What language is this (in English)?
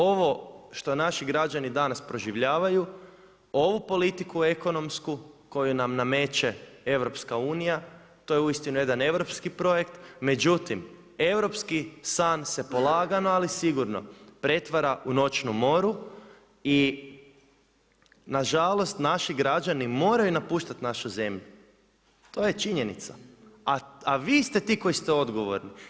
Croatian